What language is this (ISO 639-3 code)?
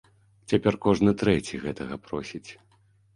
bel